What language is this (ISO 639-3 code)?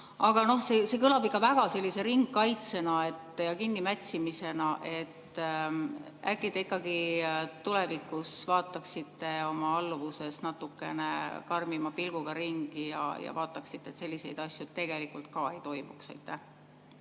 est